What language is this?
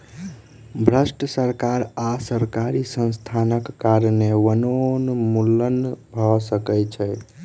Maithili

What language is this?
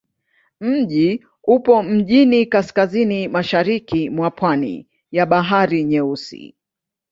Swahili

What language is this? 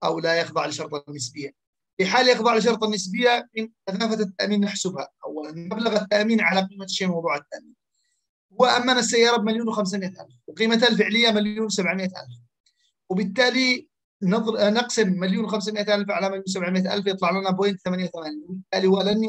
Arabic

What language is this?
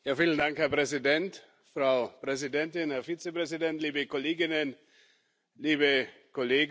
German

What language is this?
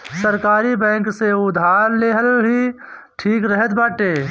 Bhojpuri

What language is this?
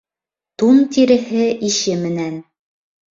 Bashkir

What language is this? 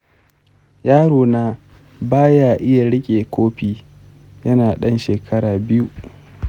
Hausa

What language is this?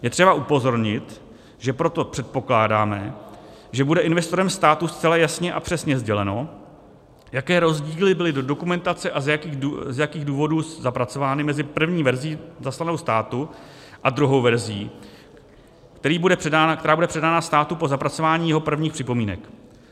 Czech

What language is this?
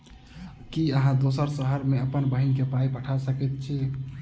Maithili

